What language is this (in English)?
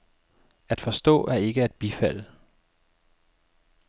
Danish